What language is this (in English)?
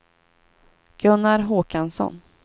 Swedish